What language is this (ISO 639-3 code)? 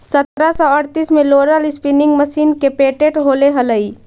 mag